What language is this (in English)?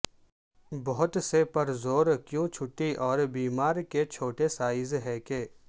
Urdu